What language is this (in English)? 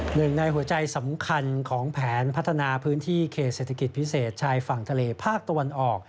Thai